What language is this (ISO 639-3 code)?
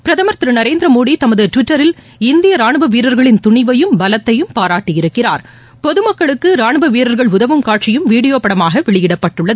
tam